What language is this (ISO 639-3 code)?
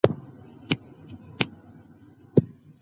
pus